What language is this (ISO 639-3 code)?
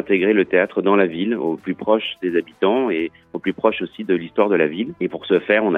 fra